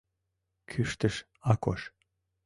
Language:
Mari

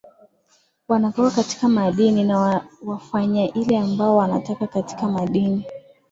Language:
Swahili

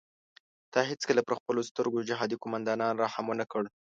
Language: Pashto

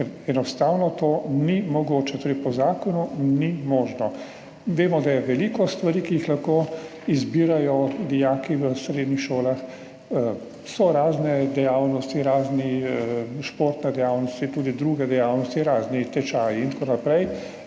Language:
Slovenian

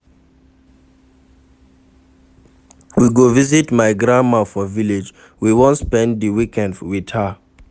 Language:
Nigerian Pidgin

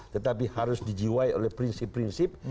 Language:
Indonesian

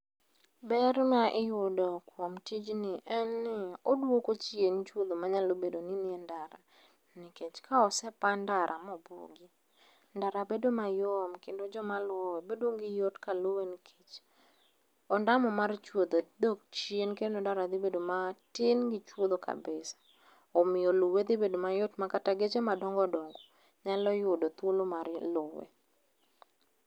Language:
Luo (Kenya and Tanzania)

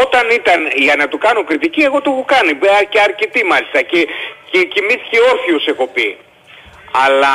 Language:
Greek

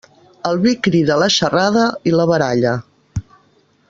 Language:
Catalan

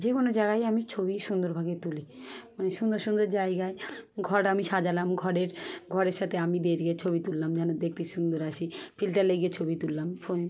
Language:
Bangla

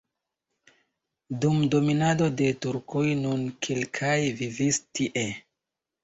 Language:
Esperanto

